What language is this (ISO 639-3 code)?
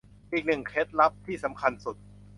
tha